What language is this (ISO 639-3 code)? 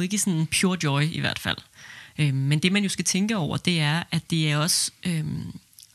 dan